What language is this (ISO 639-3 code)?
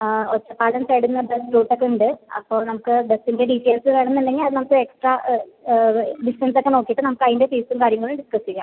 mal